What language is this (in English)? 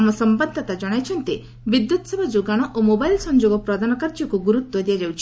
Odia